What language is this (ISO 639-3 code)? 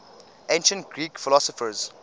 eng